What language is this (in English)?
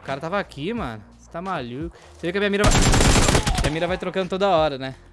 Portuguese